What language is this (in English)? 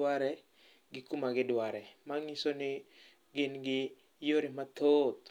Luo (Kenya and Tanzania)